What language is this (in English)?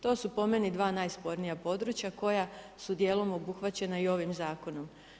Croatian